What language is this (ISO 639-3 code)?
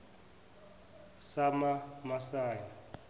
zul